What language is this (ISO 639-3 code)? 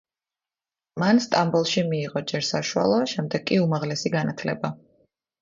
kat